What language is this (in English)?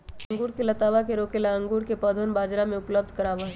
Magahi